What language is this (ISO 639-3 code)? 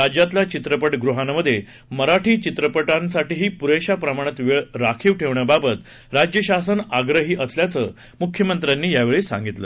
mar